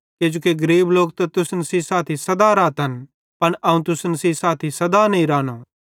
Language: Bhadrawahi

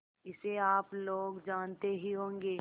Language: Hindi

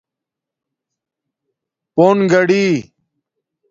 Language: Domaaki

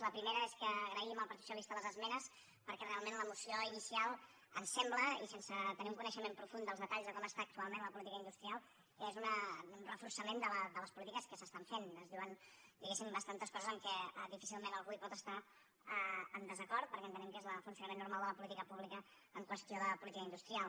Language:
Catalan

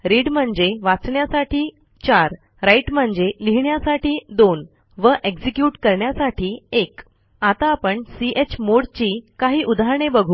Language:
Marathi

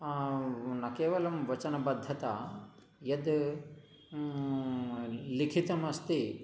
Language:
Sanskrit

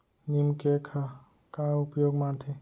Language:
Chhattisgarhi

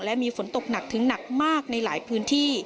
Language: Thai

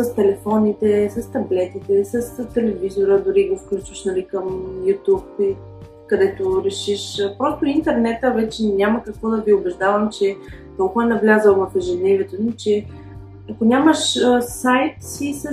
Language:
Bulgarian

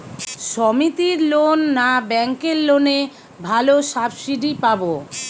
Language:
Bangla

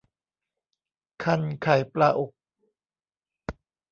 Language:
Thai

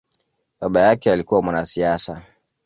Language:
Swahili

